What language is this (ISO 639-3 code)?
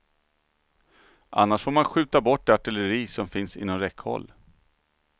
swe